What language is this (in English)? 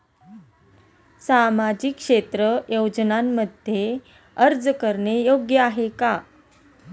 Marathi